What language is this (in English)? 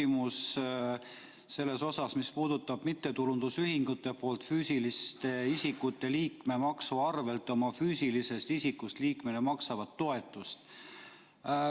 Estonian